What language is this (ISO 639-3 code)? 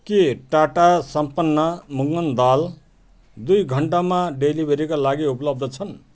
nep